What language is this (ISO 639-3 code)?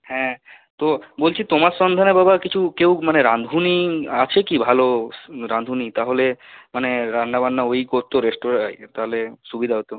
ben